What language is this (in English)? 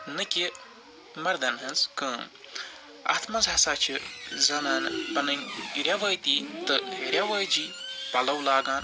Kashmiri